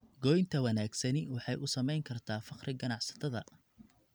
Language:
Somali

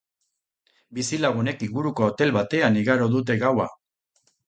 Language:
Basque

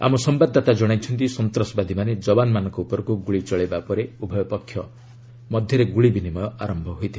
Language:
Odia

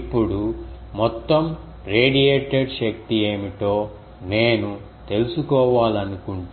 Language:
Telugu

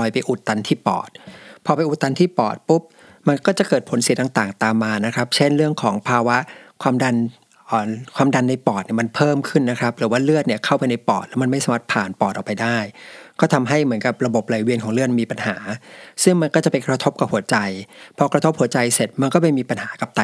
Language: Thai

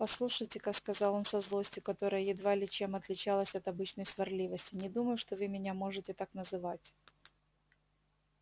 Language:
Russian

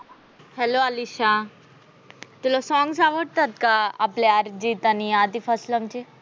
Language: Marathi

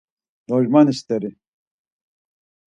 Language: Laz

